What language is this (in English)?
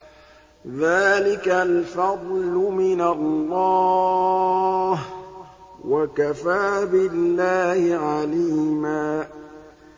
Arabic